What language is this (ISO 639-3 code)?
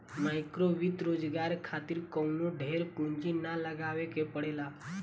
bho